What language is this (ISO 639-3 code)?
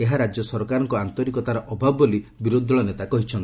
ori